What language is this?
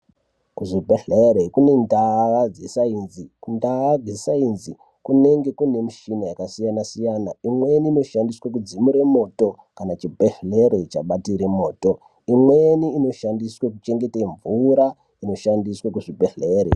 Ndau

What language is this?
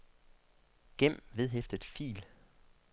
Danish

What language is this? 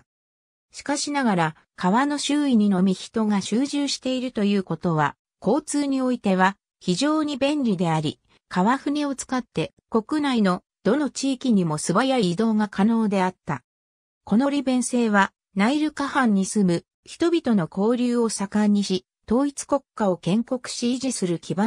Japanese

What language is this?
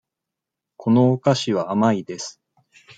Japanese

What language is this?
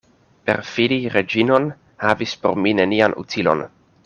Esperanto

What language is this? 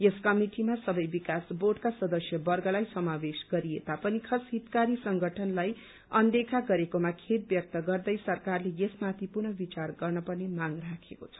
Nepali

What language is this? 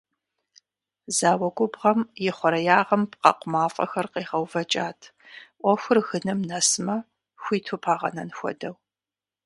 Kabardian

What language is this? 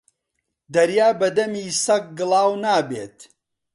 Central Kurdish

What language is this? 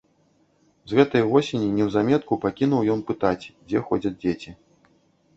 Belarusian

